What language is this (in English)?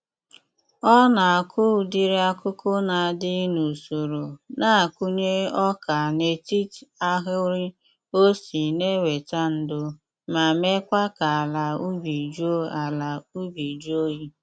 Igbo